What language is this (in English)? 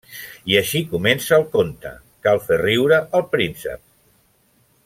Catalan